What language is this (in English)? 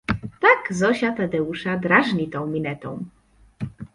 Polish